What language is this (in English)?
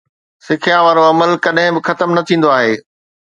Sindhi